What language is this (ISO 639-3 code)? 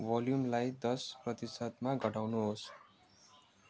nep